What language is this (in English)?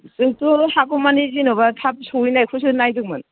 Bodo